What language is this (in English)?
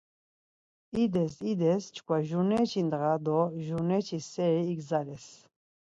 Laz